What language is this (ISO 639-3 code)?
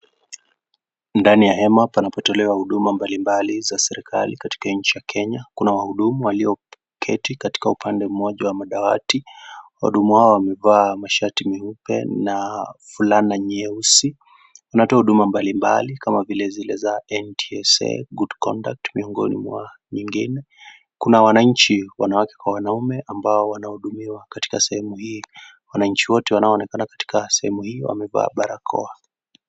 swa